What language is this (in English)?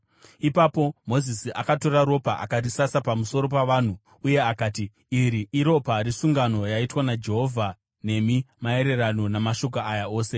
Shona